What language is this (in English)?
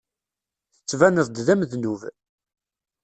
Kabyle